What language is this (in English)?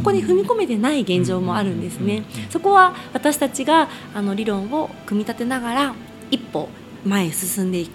Japanese